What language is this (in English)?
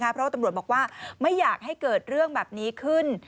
Thai